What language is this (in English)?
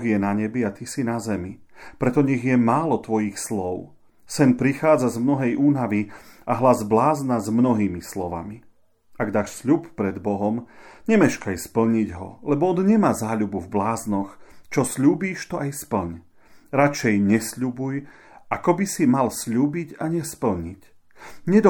Slovak